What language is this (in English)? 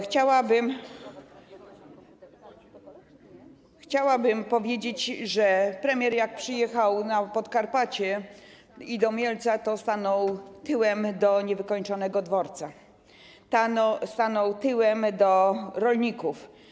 Polish